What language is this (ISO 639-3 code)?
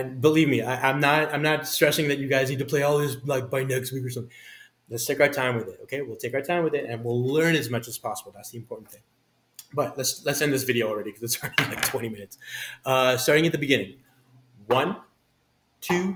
eng